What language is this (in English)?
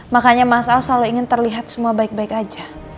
Indonesian